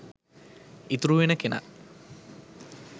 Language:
Sinhala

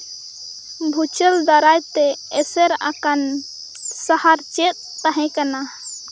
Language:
Santali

